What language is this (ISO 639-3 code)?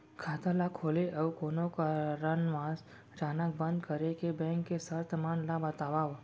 hne